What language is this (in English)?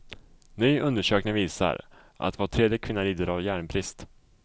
Swedish